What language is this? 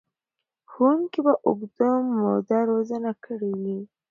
Pashto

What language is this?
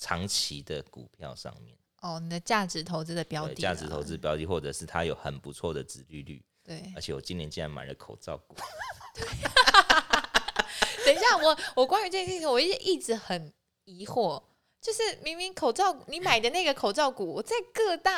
Chinese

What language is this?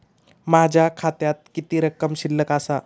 Marathi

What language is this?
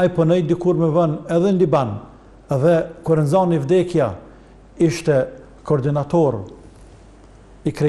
Arabic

